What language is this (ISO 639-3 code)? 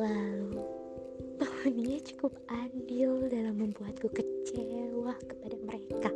ind